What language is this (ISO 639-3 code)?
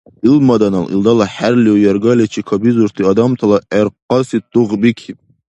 dar